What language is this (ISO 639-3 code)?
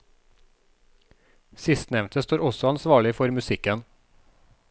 nor